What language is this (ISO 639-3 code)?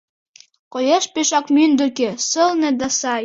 chm